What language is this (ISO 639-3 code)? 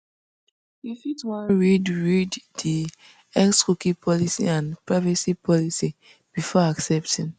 pcm